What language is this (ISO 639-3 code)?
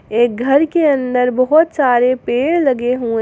hin